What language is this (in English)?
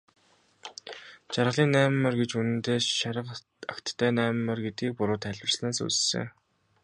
Mongolian